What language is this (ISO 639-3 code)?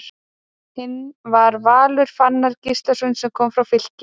isl